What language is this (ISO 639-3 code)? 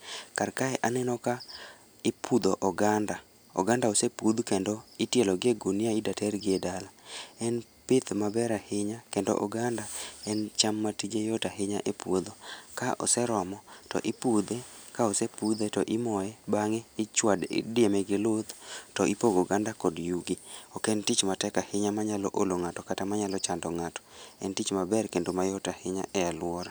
luo